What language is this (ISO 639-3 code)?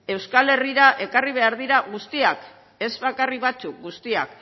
eus